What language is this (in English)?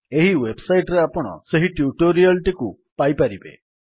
Odia